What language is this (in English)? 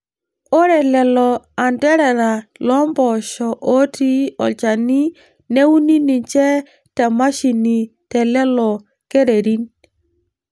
Masai